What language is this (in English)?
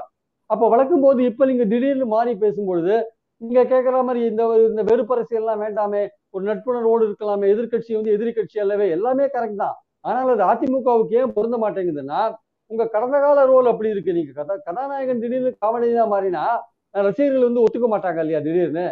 Tamil